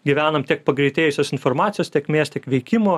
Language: Lithuanian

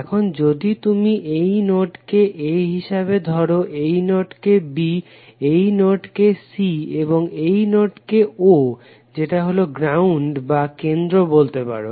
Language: Bangla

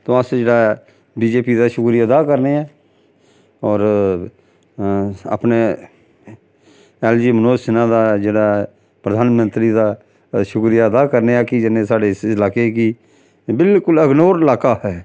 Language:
Dogri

